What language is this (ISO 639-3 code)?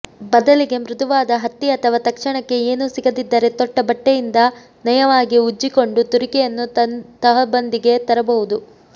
kan